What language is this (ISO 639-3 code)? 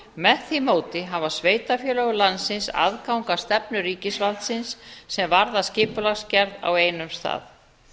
isl